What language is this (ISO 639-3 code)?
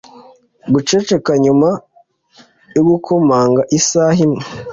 kin